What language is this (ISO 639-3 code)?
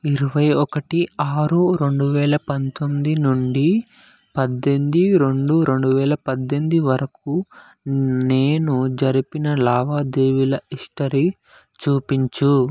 tel